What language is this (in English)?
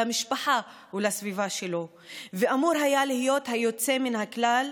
Hebrew